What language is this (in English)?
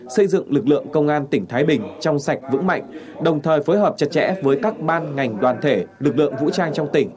Vietnamese